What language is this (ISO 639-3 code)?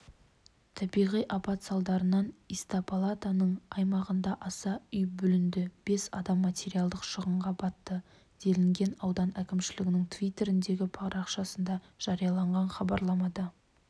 kaz